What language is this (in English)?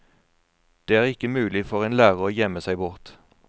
Norwegian